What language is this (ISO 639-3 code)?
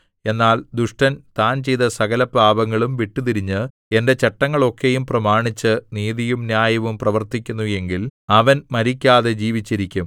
mal